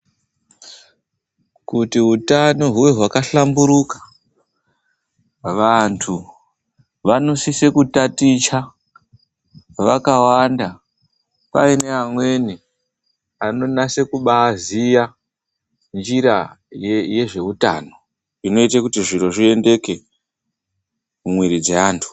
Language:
Ndau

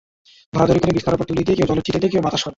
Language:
Bangla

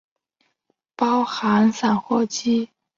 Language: Chinese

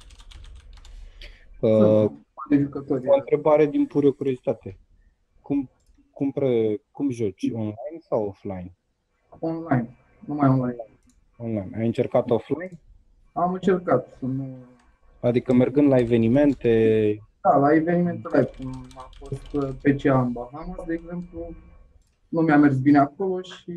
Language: Romanian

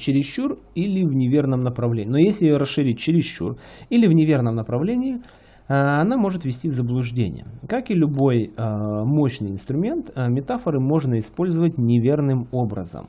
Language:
Russian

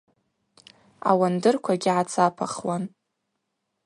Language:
Abaza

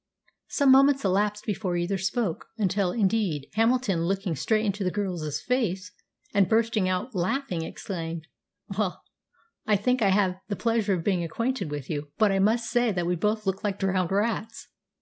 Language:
English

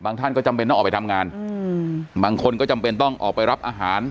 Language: Thai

